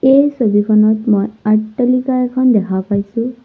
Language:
Assamese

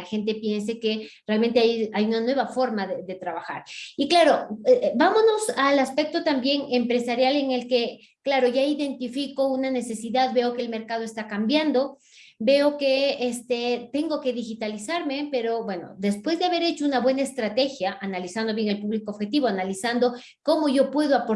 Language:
Spanish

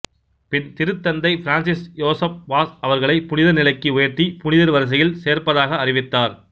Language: Tamil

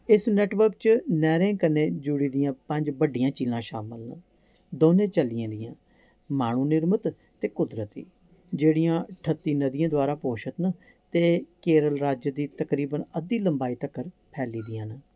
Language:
Dogri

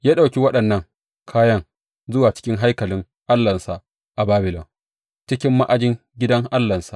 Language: Hausa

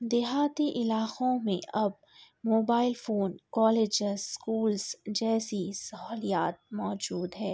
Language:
Urdu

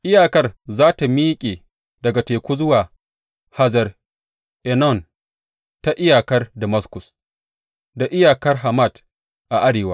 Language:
Hausa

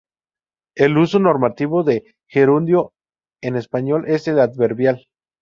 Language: Spanish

